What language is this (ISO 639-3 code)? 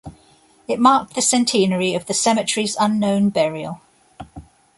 eng